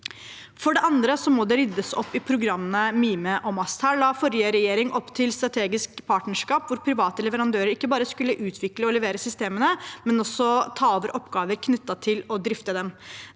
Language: Norwegian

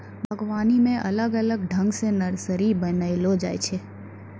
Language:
Maithili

